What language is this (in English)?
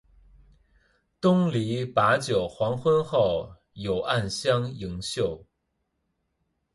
Chinese